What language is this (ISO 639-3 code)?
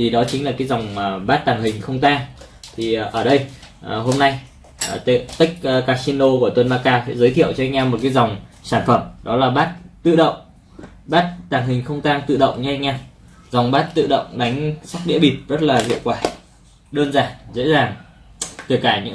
vie